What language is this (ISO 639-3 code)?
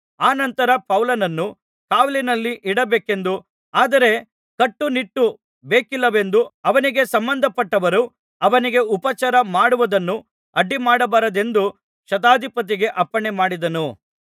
kan